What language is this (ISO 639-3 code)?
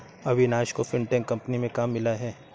hin